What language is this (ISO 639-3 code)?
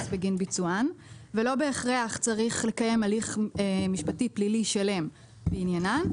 heb